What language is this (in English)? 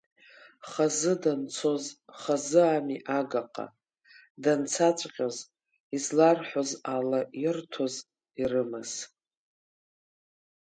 Abkhazian